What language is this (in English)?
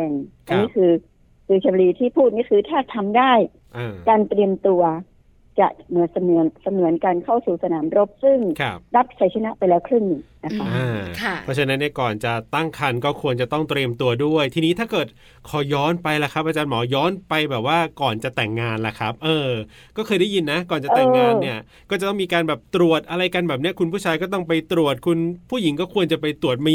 Thai